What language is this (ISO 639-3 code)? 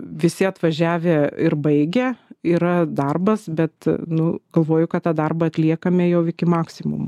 lit